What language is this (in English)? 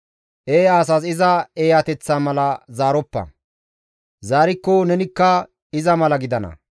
Gamo